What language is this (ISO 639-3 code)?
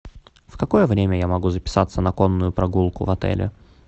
rus